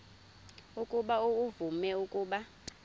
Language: Xhosa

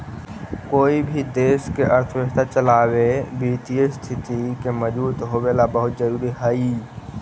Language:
Magahi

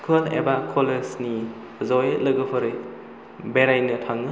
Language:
Bodo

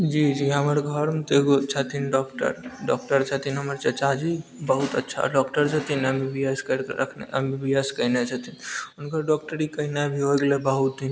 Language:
Maithili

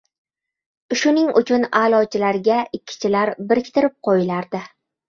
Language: Uzbek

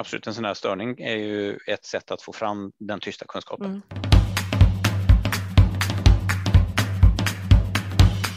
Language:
Swedish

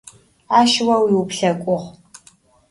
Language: Adyghe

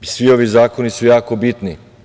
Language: Serbian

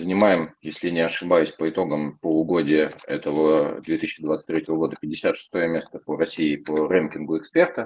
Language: Russian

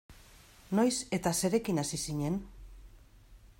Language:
Basque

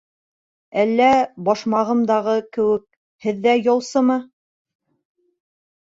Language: Bashkir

